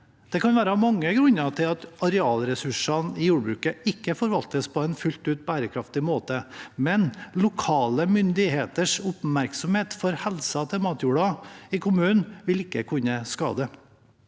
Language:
Norwegian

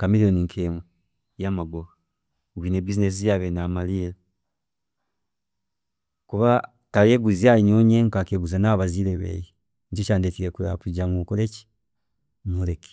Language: Chiga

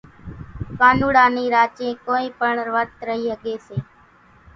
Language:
Kachi Koli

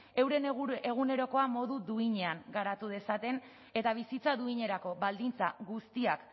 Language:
Basque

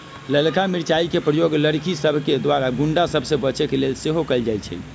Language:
Magahi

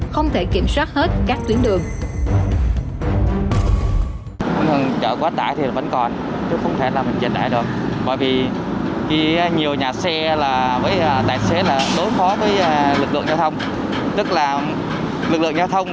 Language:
Vietnamese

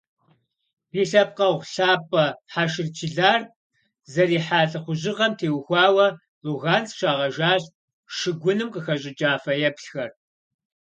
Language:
Kabardian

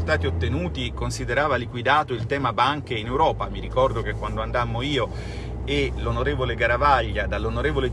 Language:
Italian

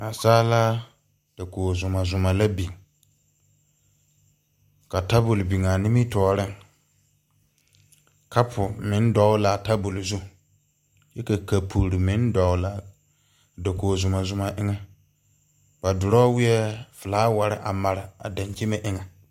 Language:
Southern Dagaare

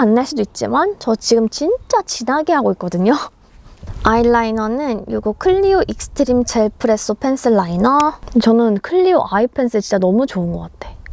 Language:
Korean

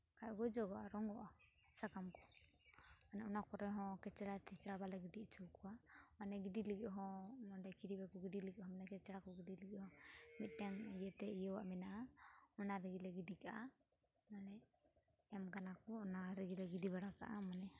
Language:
Santali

